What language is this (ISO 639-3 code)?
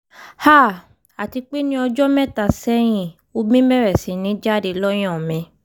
yor